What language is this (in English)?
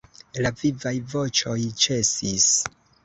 Esperanto